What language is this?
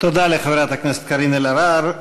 Hebrew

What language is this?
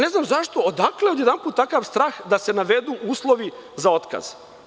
Serbian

